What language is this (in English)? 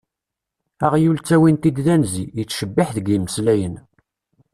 Kabyle